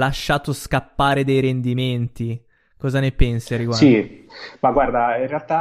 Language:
Italian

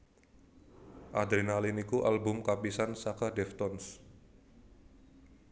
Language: Javanese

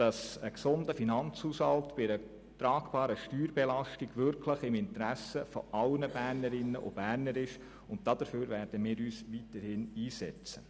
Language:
Swiss German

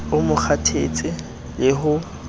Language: Southern Sotho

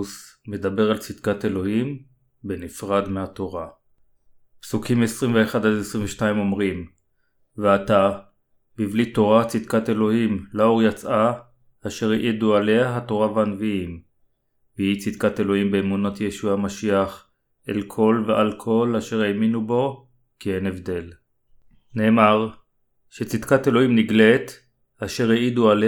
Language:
Hebrew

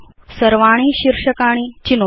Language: Sanskrit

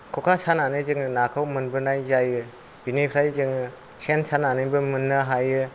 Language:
Bodo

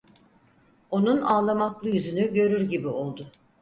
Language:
Turkish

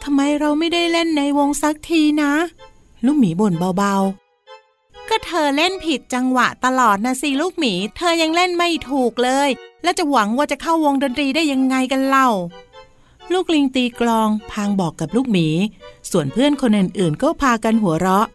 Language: Thai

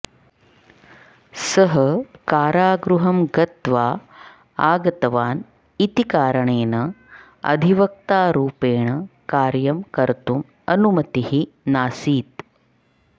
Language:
Sanskrit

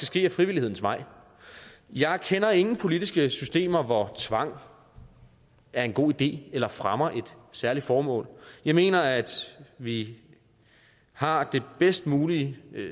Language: Danish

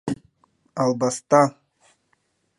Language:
Mari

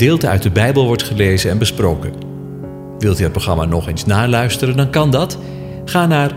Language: Dutch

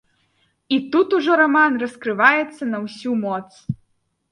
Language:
Belarusian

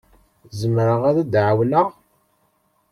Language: Kabyle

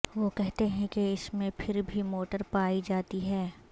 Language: Urdu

